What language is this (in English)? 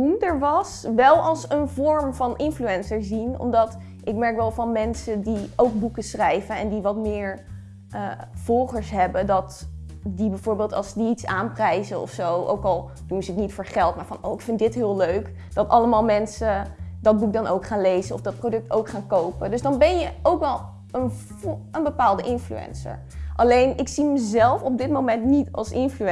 Dutch